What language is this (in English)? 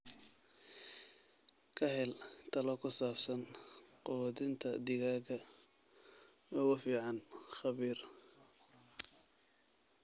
Somali